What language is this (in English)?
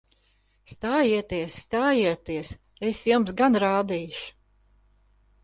Latvian